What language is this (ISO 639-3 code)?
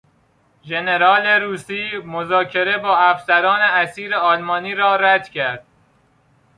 fas